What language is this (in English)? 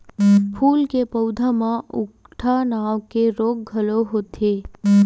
Chhattisgarhi